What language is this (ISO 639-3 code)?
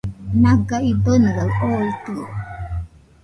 hux